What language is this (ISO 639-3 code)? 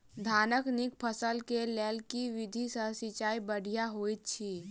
mai